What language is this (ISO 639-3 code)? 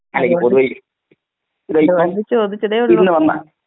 mal